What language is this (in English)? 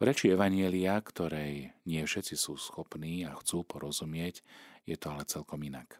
Slovak